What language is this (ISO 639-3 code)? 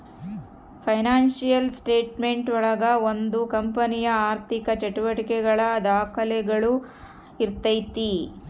kan